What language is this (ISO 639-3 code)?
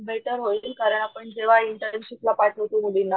mar